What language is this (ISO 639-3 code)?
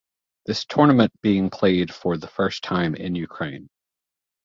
eng